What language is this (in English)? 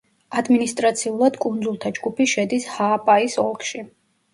Georgian